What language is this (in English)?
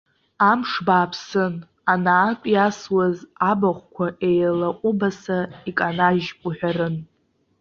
Abkhazian